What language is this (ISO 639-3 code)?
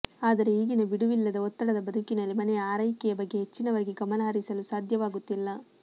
kan